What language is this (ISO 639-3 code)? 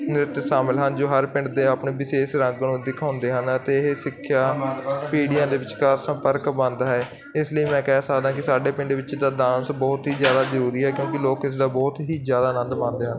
pan